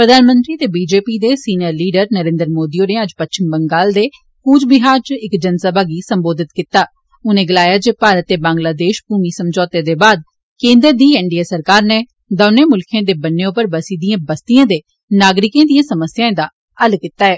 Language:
Dogri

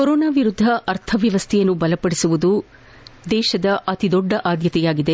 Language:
Kannada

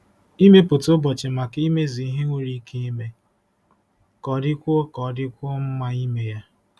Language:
Igbo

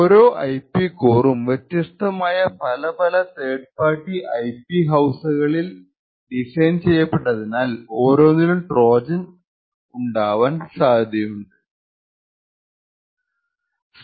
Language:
Malayalam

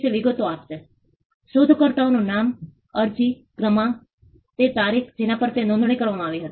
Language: Gujarati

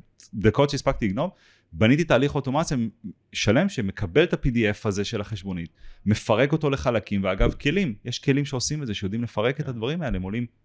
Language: Hebrew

